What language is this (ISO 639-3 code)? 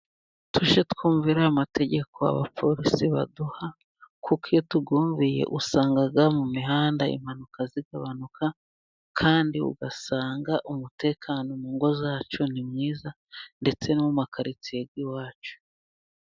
kin